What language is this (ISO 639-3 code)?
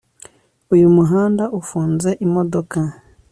kin